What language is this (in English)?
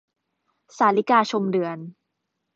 Thai